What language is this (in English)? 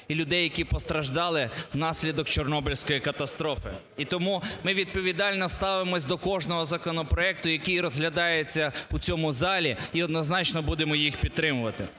Ukrainian